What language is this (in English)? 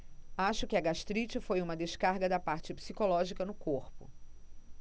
Portuguese